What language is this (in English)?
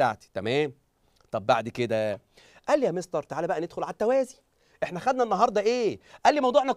Arabic